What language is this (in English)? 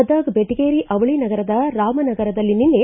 Kannada